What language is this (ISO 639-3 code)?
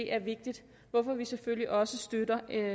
dan